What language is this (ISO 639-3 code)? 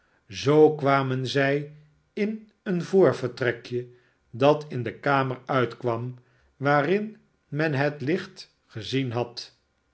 nld